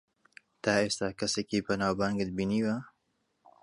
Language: Central Kurdish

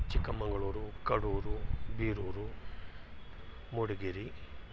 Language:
Kannada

